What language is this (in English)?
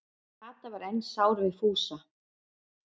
Icelandic